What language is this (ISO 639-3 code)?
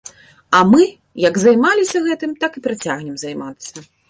bel